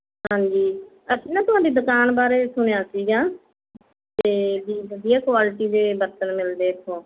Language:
Punjabi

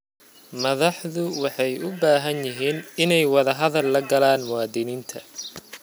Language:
Somali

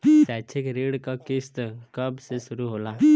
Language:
Bhojpuri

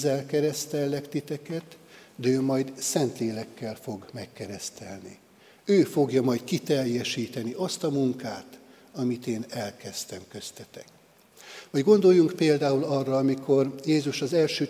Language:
Hungarian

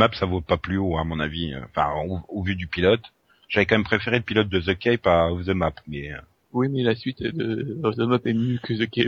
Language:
French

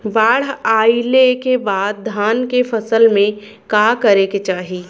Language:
Bhojpuri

